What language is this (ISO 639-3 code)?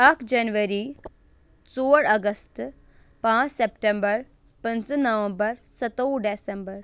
kas